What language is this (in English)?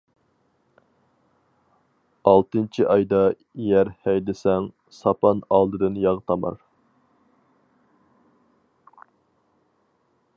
Uyghur